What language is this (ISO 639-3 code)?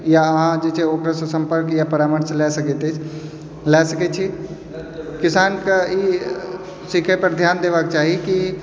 mai